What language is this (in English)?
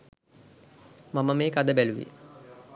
Sinhala